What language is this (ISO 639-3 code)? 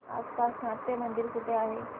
mar